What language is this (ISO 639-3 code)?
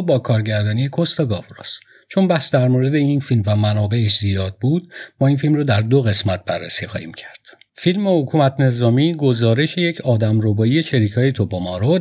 fas